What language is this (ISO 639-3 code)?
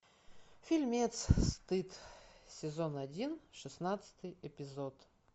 rus